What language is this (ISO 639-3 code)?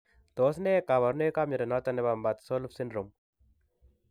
kln